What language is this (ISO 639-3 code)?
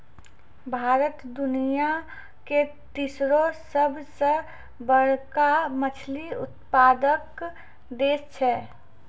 mai